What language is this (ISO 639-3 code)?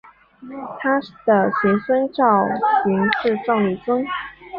zho